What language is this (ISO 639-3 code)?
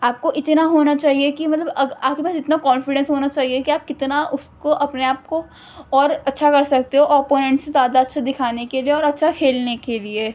urd